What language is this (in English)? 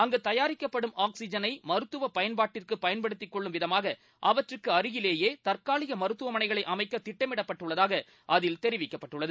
Tamil